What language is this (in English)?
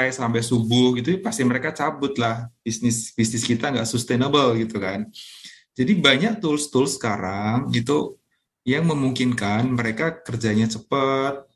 Indonesian